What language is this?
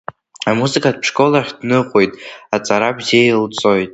Abkhazian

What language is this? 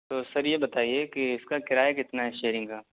Urdu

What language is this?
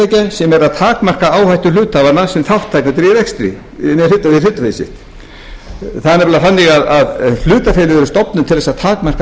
Icelandic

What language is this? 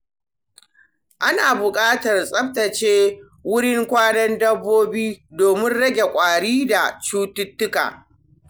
Hausa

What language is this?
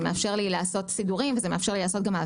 Hebrew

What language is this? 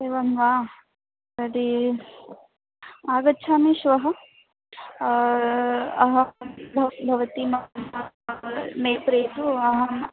Sanskrit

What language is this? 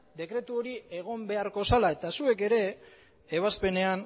Basque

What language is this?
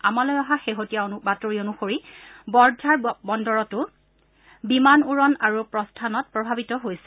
Assamese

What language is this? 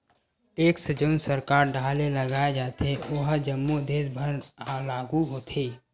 Chhattisgarhi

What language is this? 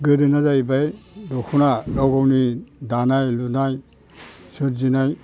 Bodo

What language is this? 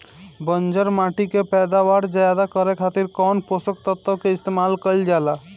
Bhojpuri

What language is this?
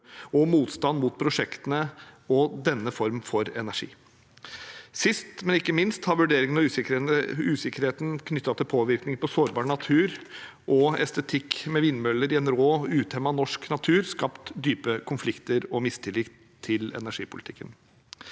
Norwegian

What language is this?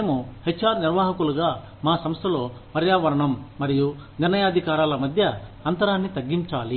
Telugu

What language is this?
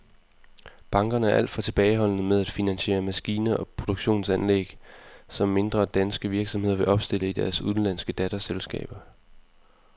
Danish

